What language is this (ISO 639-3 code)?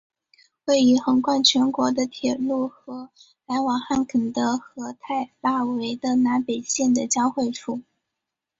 zho